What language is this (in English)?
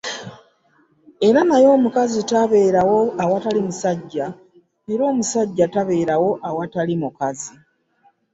Ganda